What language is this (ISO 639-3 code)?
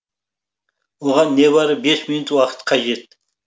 kaz